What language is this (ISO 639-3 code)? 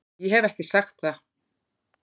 isl